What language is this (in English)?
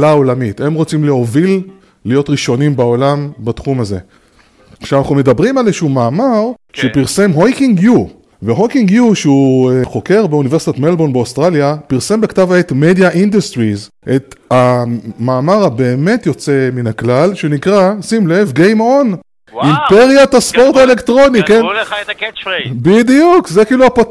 Hebrew